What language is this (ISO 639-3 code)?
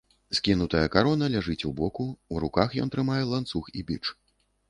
bel